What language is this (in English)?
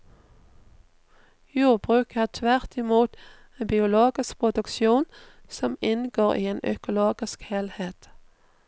Norwegian